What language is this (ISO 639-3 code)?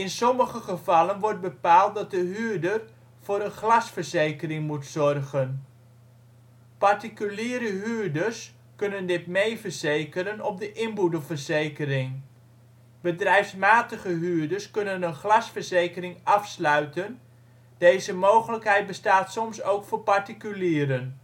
nld